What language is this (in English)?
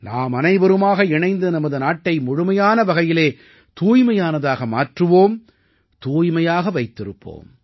Tamil